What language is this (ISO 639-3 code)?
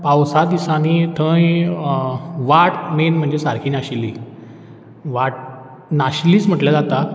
kok